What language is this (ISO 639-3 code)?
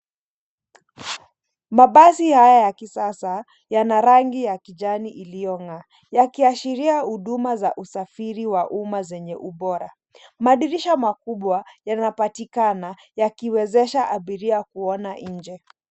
swa